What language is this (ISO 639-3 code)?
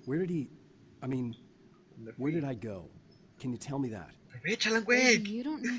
spa